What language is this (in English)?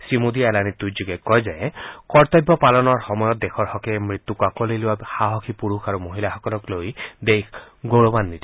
Assamese